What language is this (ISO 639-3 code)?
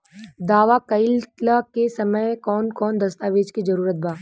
bho